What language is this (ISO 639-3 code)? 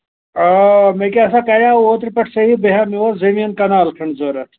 kas